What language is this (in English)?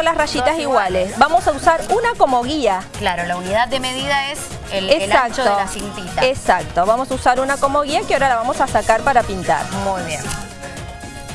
Spanish